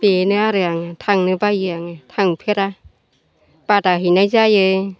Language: Bodo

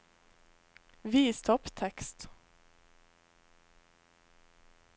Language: Norwegian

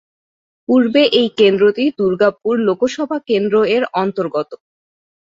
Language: Bangla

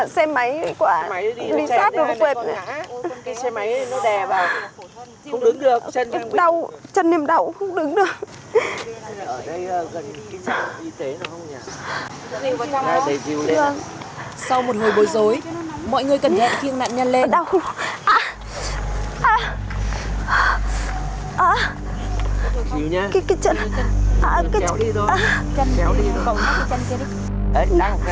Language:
Vietnamese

